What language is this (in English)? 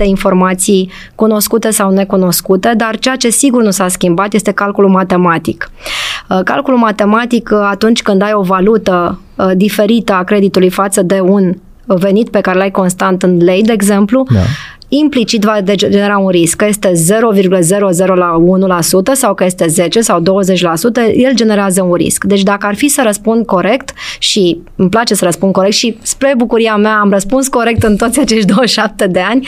Romanian